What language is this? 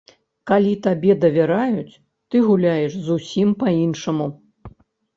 Belarusian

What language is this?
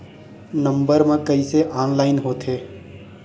Chhattisgarhi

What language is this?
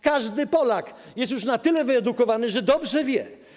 Polish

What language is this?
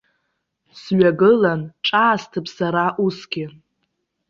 Abkhazian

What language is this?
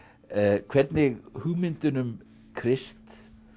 Icelandic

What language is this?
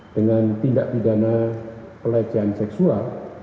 Indonesian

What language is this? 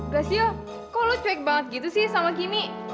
Indonesian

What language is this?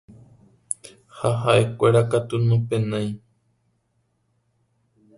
Guarani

